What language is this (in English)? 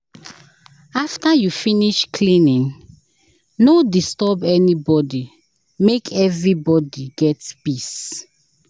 Nigerian Pidgin